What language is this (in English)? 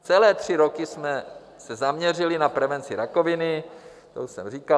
Czech